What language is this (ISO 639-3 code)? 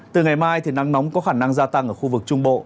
vie